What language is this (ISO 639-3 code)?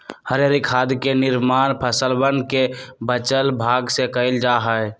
mag